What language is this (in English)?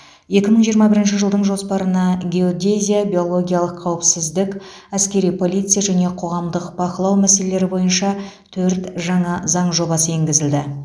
Kazakh